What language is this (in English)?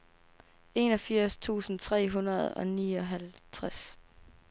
Danish